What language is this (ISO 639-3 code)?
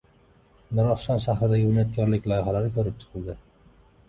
uzb